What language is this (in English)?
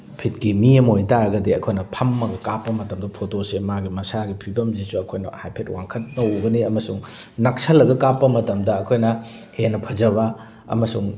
Manipuri